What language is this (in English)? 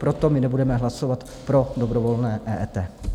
Czech